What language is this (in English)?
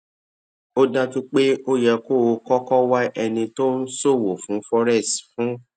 Yoruba